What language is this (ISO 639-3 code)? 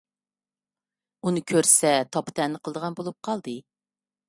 uig